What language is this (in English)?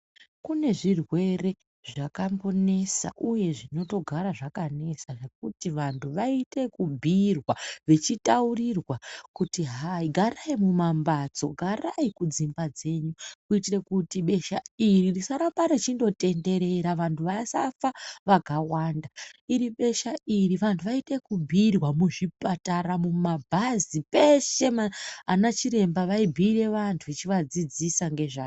Ndau